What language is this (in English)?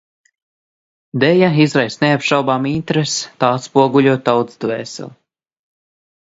Latvian